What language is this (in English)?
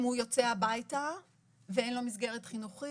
Hebrew